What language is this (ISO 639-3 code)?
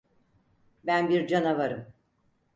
tur